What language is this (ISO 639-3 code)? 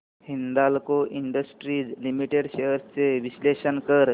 mar